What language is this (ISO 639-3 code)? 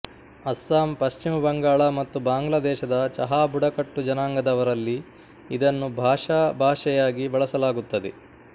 kan